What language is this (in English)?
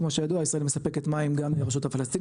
Hebrew